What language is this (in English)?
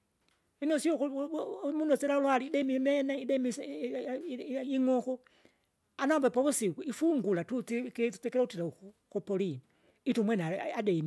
Kinga